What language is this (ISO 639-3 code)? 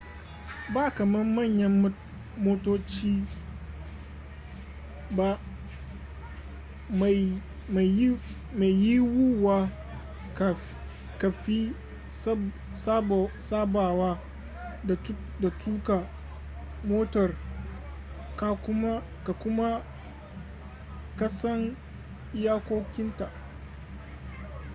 hau